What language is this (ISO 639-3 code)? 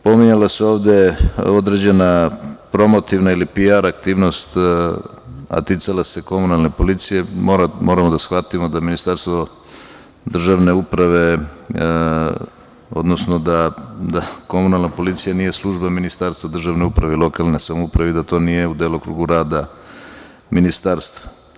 srp